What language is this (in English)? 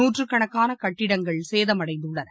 Tamil